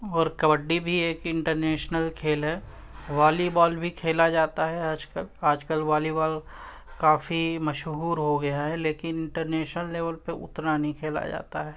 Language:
Urdu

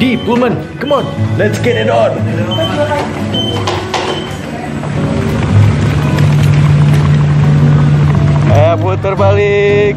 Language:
Indonesian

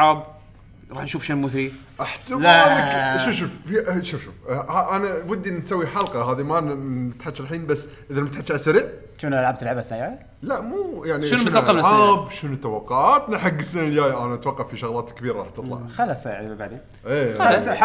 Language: Arabic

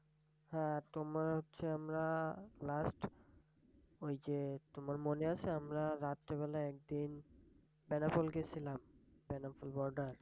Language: Bangla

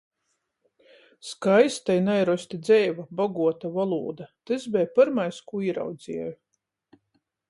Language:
Latgalian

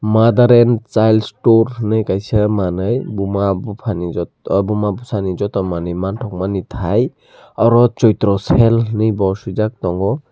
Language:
Kok Borok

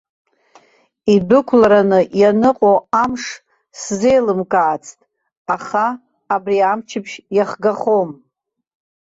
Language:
Abkhazian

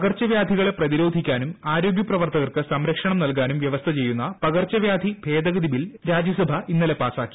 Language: Malayalam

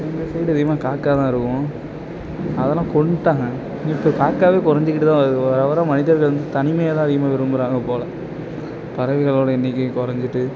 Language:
Tamil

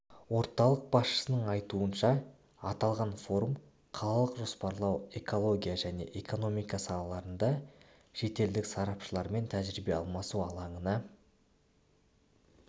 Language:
Kazakh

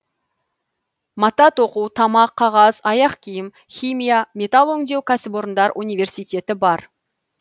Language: Kazakh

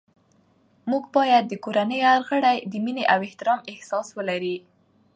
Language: Pashto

